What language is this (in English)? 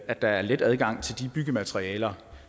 Danish